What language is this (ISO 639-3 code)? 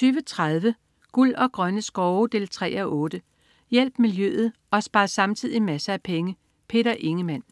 dan